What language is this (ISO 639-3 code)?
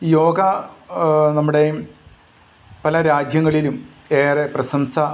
mal